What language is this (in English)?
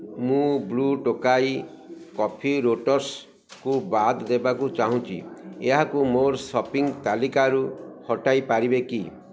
Odia